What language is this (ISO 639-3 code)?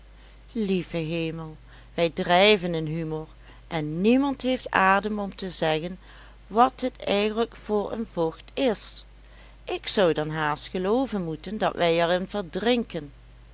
nld